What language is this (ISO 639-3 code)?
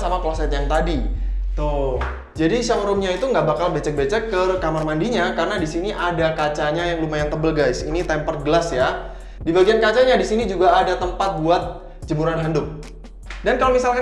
ind